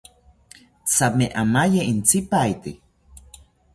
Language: South Ucayali Ashéninka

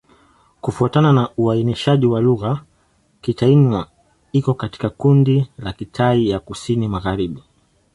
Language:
Swahili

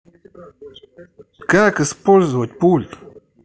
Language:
Russian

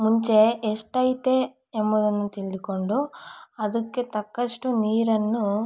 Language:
Kannada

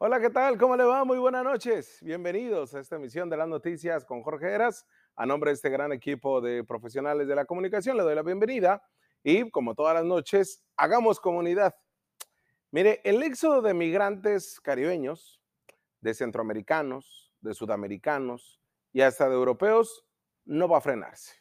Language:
Spanish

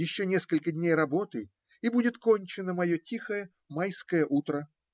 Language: Russian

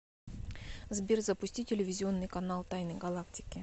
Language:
Russian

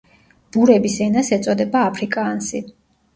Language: Georgian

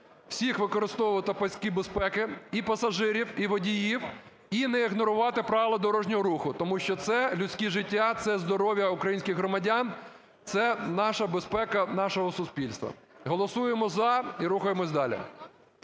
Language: Ukrainian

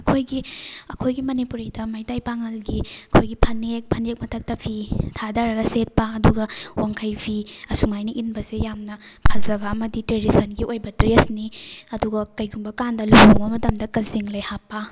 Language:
Manipuri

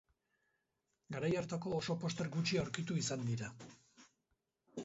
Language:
Basque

